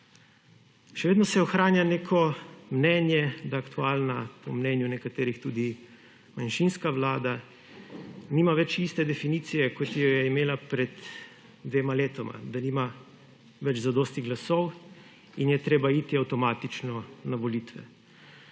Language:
Slovenian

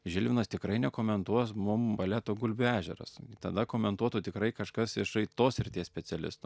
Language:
Lithuanian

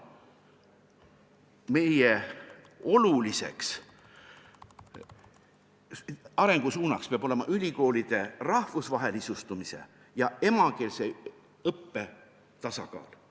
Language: Estonian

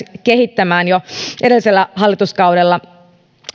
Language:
Finnish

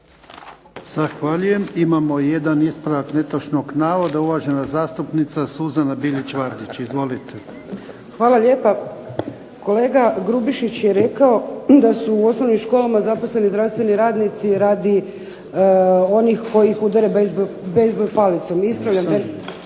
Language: Croatian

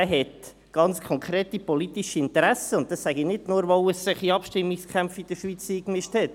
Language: Swiss German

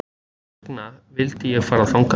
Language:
Icelandic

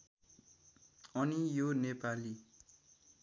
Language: Nepali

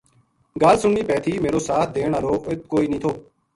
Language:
Gujari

